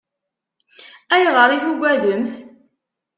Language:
Kabyle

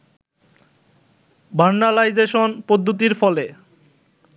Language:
Bangla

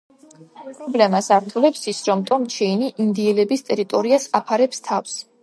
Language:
Georgian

